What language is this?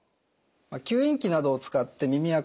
Japanese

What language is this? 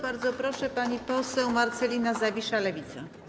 Polish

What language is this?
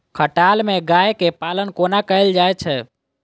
Maithili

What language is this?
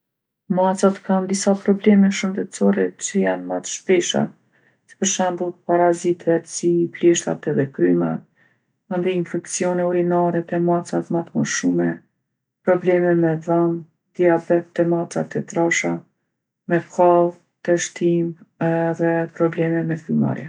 Gheg Albanian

